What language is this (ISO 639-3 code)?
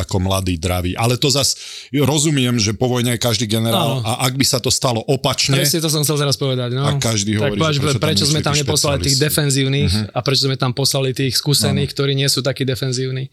slk